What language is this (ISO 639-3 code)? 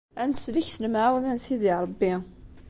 kab